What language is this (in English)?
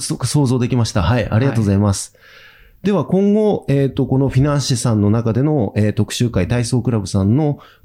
Japanese